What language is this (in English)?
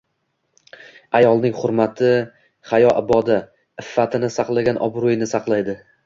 Uzbek